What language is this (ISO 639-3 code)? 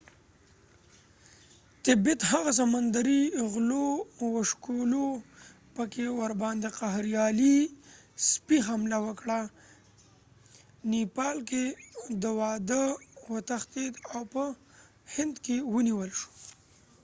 pus